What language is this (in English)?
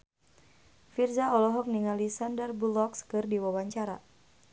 Sundanese